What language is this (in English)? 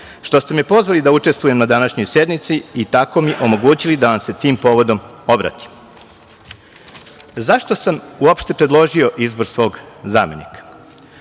Serbian